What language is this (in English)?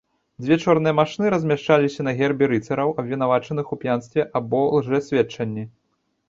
Belarusian